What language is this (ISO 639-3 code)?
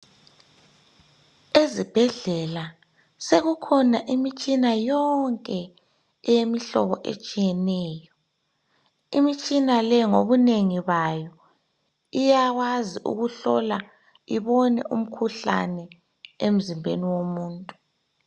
nde